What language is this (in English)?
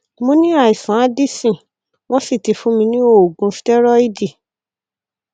Yoruba